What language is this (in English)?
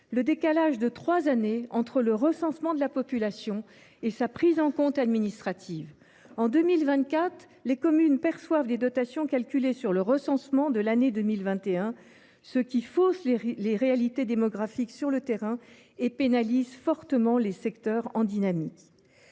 French